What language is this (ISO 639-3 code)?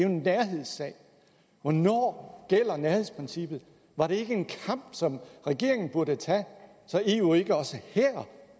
dan